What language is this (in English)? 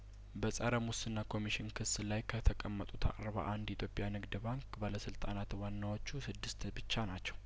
Amharic